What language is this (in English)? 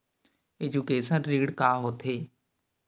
Chhattisgarhi